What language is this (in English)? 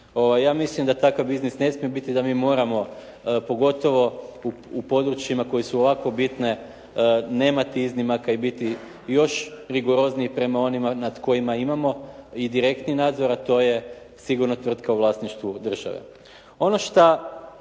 Croatian